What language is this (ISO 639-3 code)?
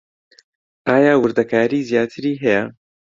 ckb